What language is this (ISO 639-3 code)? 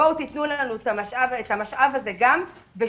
heb